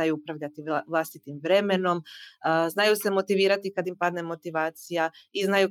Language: Croatian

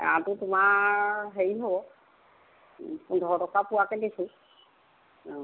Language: Assamese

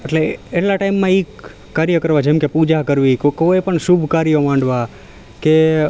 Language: Gujarati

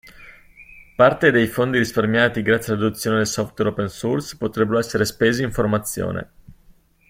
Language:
Italian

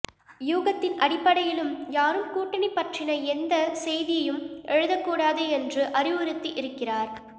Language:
Tamil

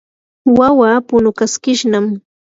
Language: Yanahuanca Pasco Quechua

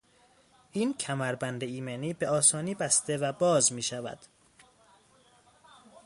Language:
Persian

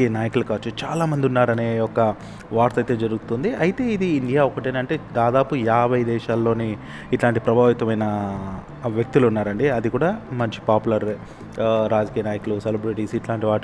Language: Telugu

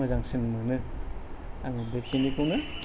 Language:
Bodo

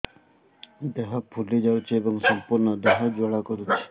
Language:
Odia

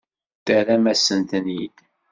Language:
Kabyle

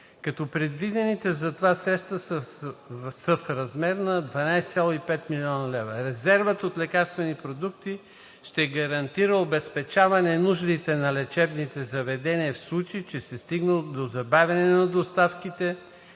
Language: Bulgarian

